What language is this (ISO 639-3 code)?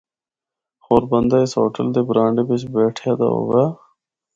hno